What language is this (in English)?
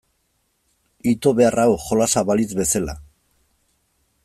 Basque